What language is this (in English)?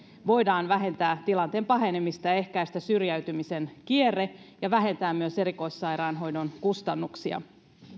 Finnish